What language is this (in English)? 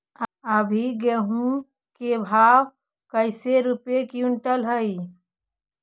Magahi